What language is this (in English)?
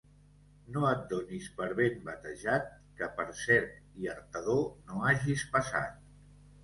Catalan